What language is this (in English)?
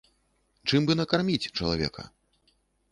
Belarusian